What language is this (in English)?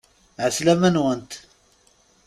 Kabyle